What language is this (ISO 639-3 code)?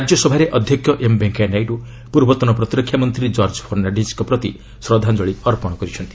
ori